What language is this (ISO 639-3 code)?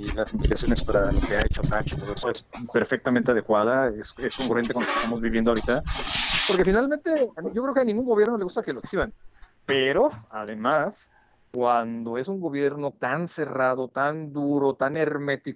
spa